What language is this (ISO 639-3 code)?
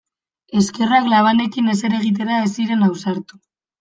eus